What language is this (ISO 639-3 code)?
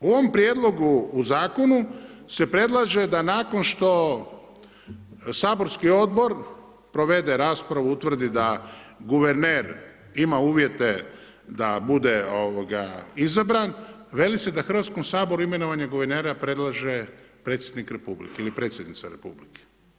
hrv